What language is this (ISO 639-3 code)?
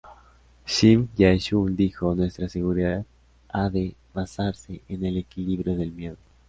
spa